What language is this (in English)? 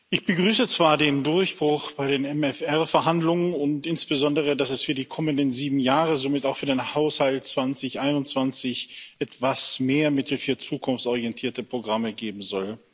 German